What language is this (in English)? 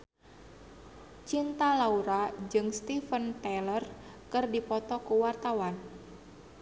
Sundanese